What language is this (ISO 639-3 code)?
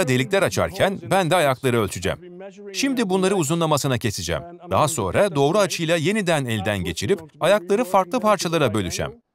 tur